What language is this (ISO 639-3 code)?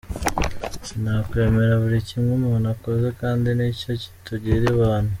kin